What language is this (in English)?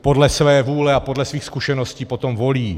Czech